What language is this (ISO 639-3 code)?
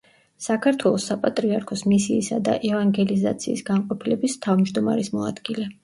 kat